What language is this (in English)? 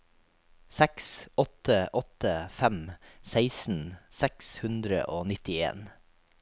Norwegian